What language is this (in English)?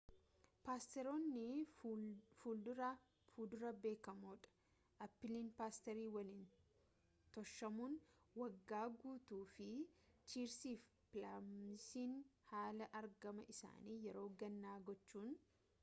Oromo